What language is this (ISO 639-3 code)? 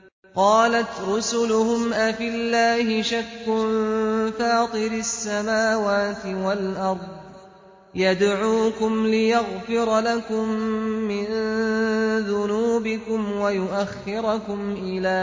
ara